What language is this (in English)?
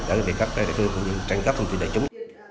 Vietnamese